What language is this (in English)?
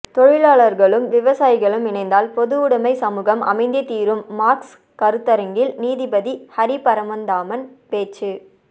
Tamil